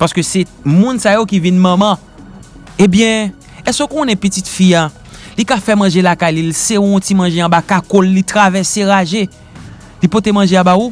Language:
French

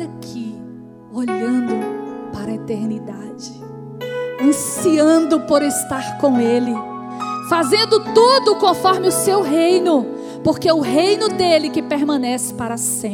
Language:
Portuguese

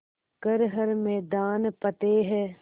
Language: Hindi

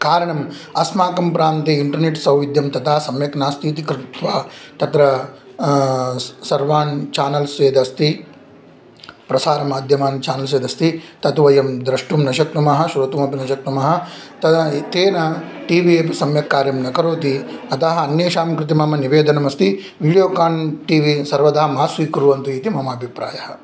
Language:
Sanskrit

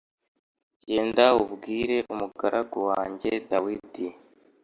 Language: Kinyarwanda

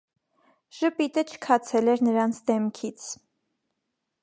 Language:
Armenian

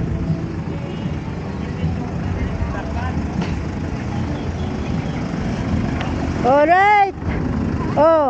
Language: Filipino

